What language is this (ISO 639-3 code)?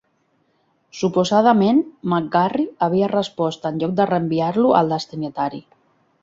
cat